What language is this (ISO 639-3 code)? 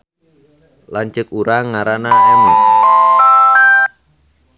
sun